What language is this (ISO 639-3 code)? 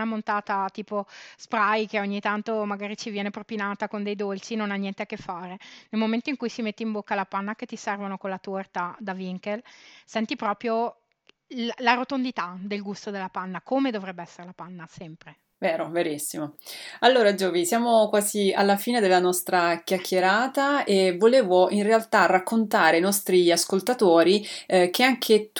ita